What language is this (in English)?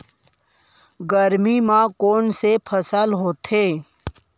Chhattisgarhi